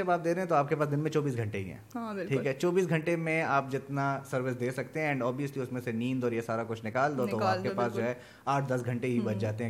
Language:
Urdu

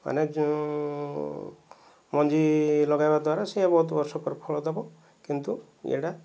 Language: Odia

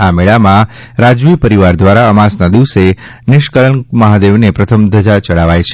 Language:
Gujarati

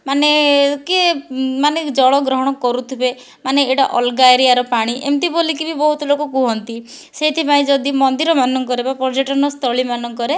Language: Odia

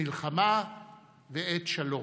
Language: Hebrew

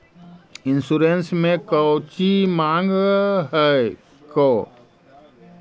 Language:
Magahi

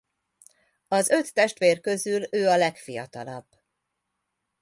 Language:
Hungarian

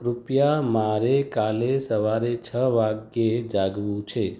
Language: Gujarati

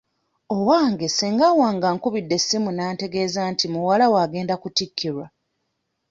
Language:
Ganda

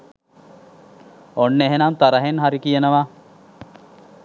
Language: Sinhala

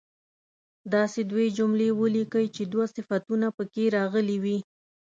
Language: Pashto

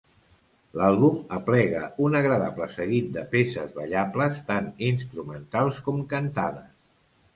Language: Catalan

